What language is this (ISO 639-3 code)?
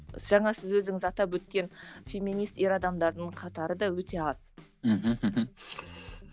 kaz